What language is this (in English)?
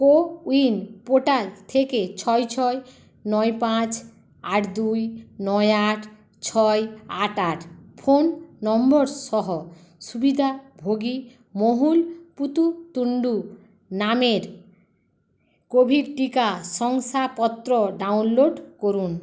Bangla